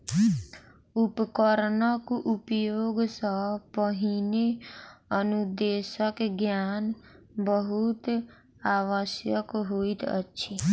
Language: Maithili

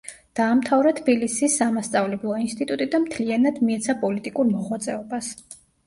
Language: Georgian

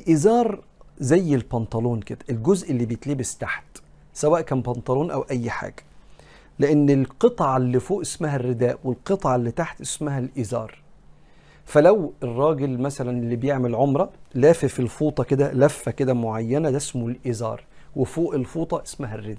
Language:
Arabic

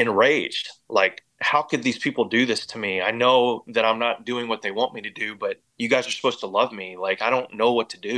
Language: English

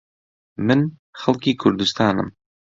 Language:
Central Kurdish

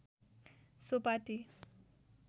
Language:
Nepali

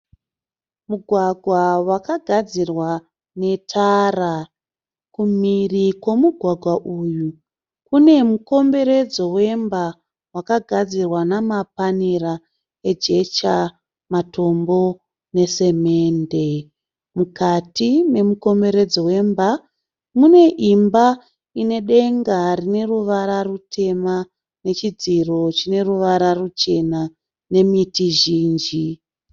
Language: Shona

